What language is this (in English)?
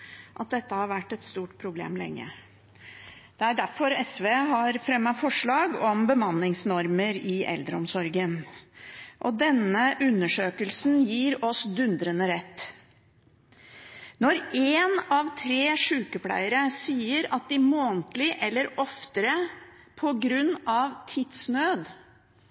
Norwegian Bokmål